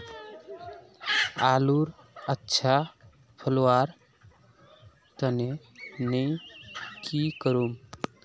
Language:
Magahi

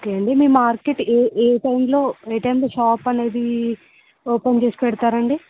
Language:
Telugu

